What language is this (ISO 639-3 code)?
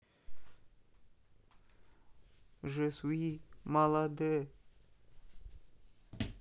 rus